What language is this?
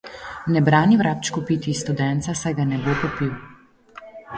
Slovenian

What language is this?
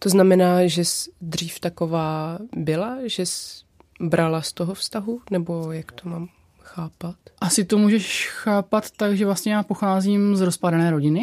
Czech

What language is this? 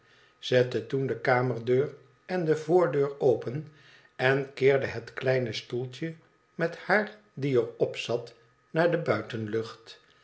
Dutch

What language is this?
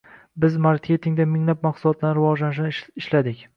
Uzbek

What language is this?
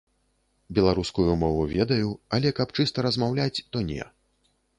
Belarusian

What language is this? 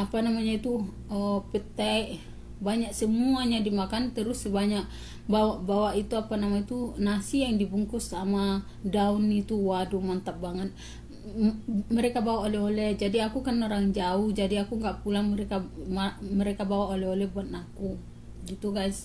Indonesian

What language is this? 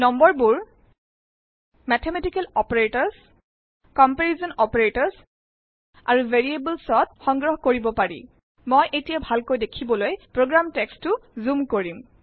Assamese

